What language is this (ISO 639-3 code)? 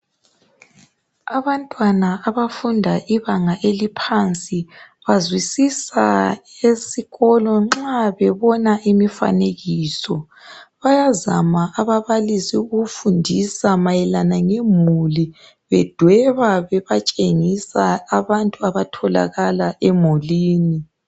nde